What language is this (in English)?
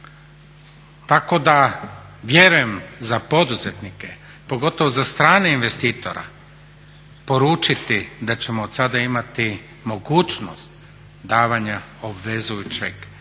Croatian